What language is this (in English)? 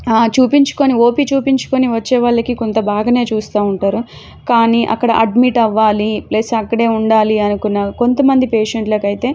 Telugu